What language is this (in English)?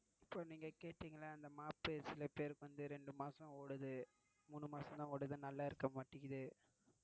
Tamil